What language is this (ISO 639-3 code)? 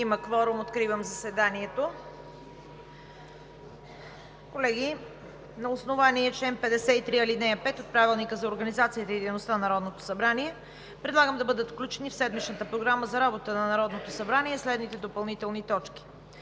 bul